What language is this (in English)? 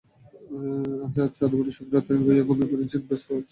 Bangla